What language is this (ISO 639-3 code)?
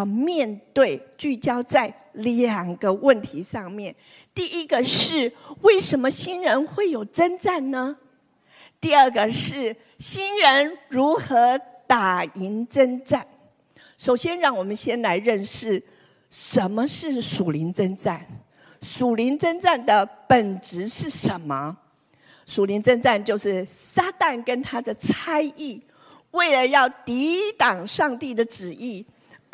zho